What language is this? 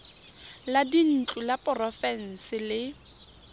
Tswana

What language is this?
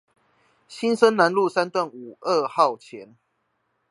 Chinese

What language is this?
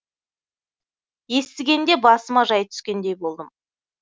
Kazakh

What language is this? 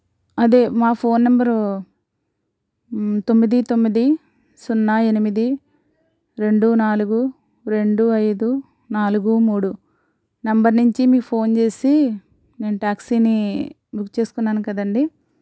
Telugu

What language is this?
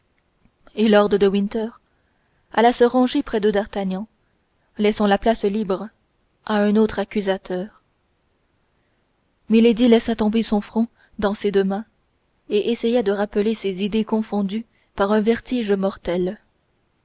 French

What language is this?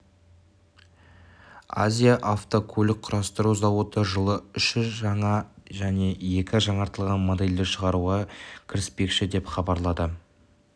Kazakh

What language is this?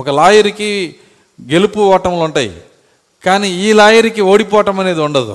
Telugu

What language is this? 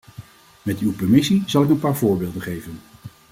Dutch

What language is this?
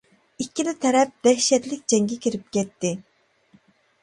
Uyghur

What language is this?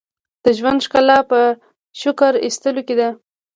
Pashto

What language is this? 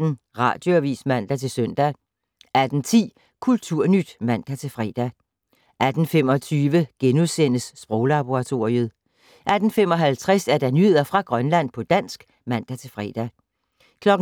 Danish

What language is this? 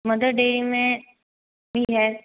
Hindi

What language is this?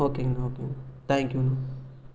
Tamil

